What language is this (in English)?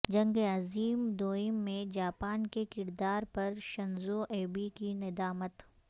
Urdu